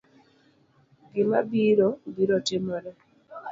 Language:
Luo (Kenya and Tanzania)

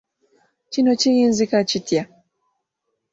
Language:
Ganda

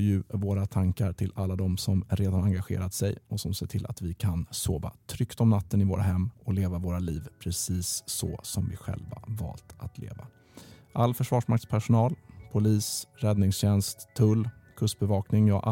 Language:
Swedish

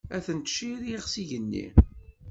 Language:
Kabyle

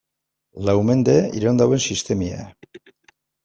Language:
Basque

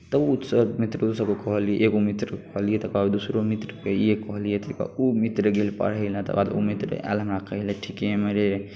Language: Maithili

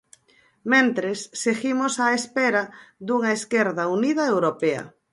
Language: Galician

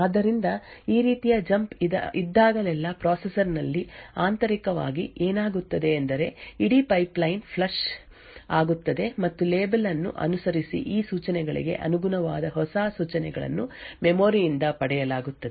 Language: Kannada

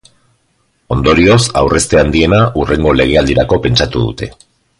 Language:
Basque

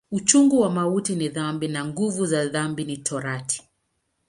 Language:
Swahili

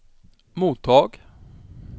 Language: Swedish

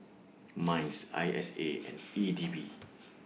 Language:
English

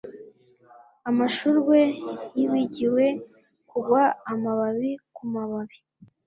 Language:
Kinyarwanda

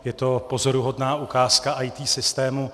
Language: Czech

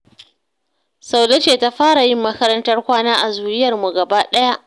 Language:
Hausa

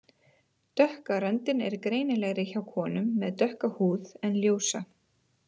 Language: Icelandic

